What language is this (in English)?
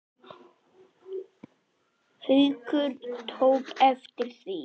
Icelandic